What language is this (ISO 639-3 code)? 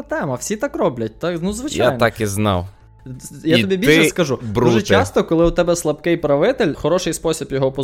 ukr